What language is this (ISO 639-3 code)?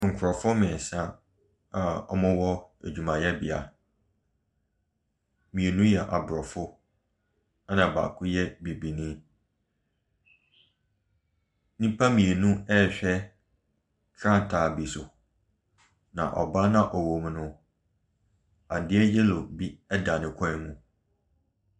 aka